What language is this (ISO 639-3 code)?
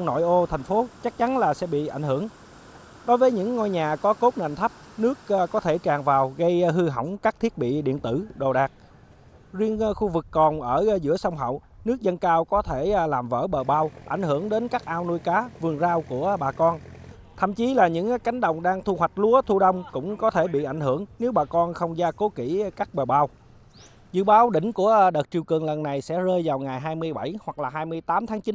vie